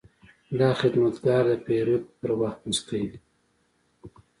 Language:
Pashto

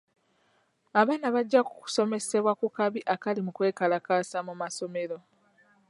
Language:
Ganda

